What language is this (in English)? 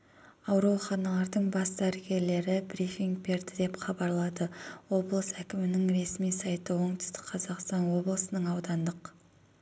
Kazakh